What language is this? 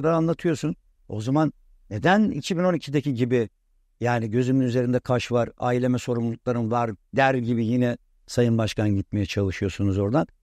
Turkish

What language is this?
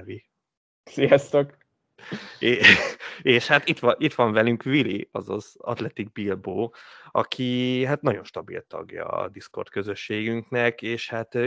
Hungarian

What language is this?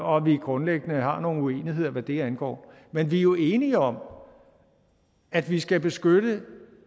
Danish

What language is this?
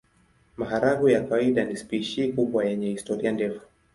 Swahili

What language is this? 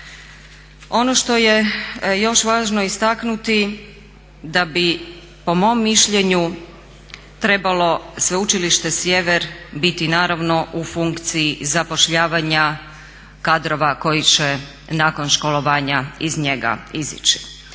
Croatian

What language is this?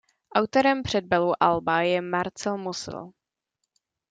Czech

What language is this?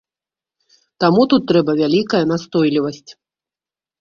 Belarusian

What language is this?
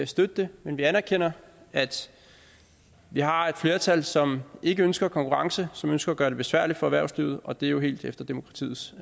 Danish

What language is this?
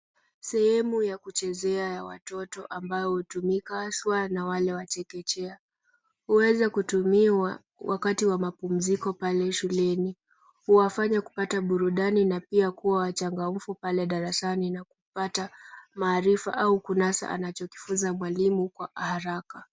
Swahili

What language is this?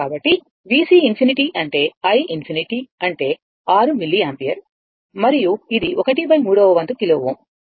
Telugu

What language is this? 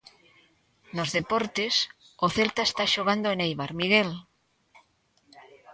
Galician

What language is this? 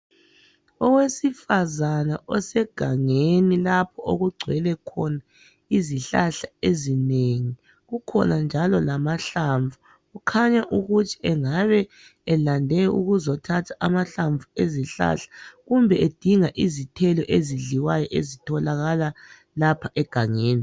North Ndebele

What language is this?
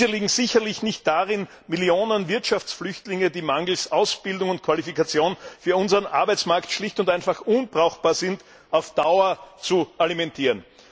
German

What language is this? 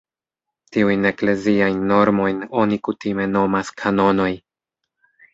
Esperanto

